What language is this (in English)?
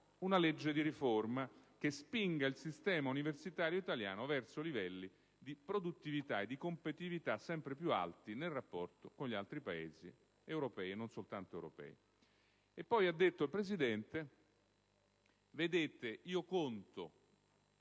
Italian